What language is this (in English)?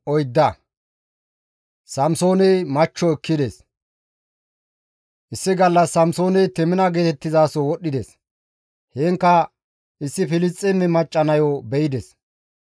Gamo